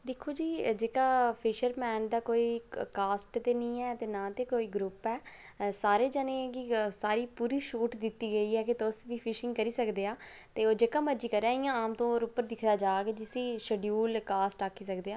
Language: Dogri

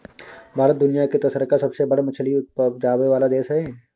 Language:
Maithili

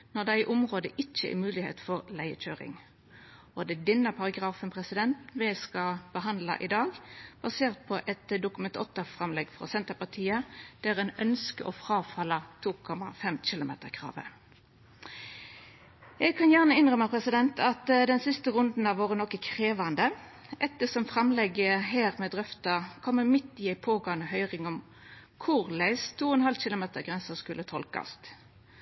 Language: Norwegian Nynorsk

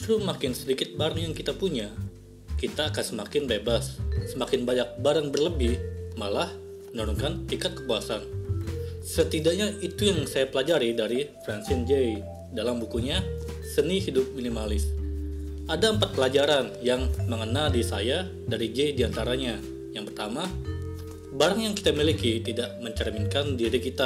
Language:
Indonesian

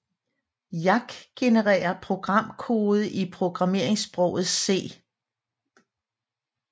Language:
Danish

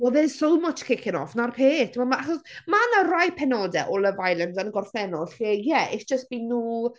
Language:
Welsh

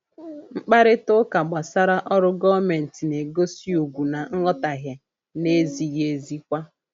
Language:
Igbo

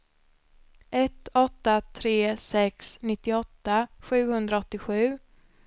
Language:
Swedish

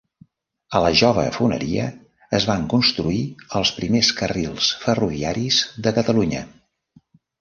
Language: Catalan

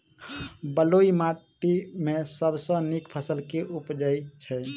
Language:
Maithili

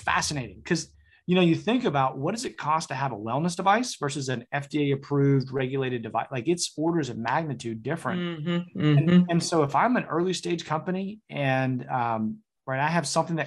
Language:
English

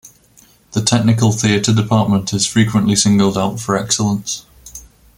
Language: English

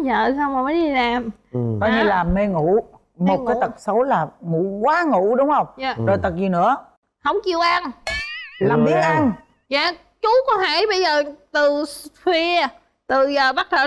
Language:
Vietnamese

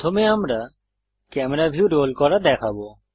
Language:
Bangla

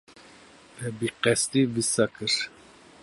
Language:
Kurdish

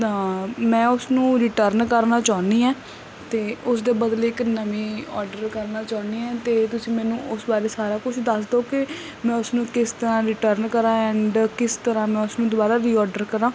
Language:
Punjabi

